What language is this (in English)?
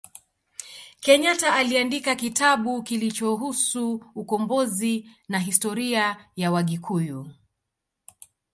Swahili